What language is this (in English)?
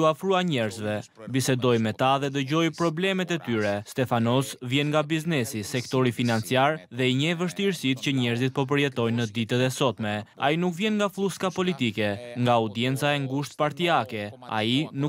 Romanian